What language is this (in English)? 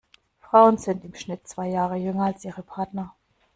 German